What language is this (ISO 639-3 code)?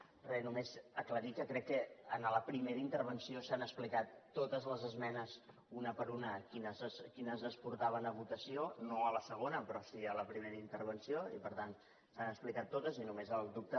cat